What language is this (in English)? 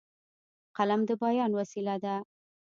Pashto